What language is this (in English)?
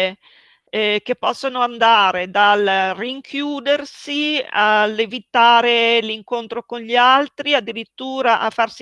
Italian